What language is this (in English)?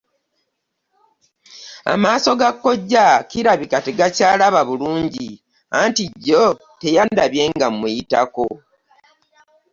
Ganda